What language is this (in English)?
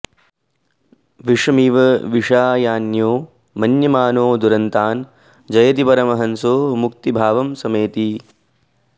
Sanskrit